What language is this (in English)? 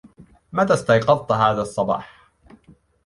Arabic